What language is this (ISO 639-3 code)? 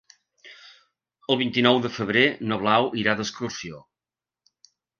cat